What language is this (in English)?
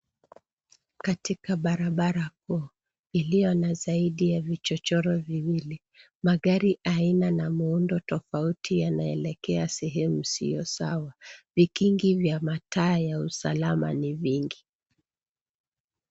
Swahili